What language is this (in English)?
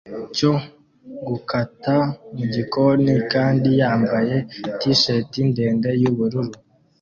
Kinyarwanda